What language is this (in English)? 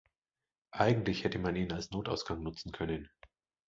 German